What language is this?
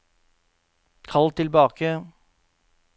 Norwegian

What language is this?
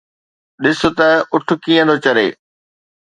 Sindhi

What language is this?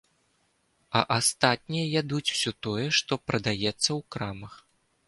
Belarusian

